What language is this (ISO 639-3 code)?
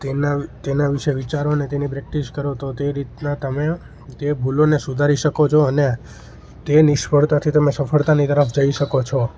guj